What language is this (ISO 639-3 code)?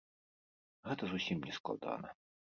bel